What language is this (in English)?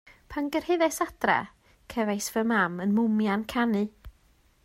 Welsh